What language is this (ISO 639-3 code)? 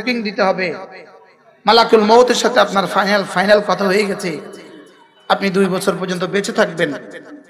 ben